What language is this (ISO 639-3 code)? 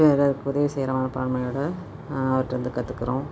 tam